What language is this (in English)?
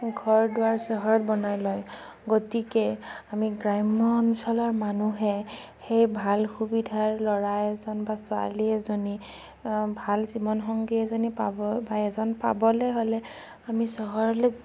Assamese